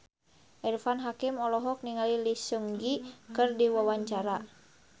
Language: Sundanese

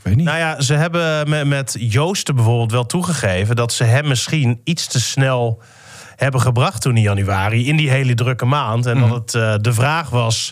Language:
Dutch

